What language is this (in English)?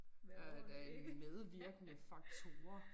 Danish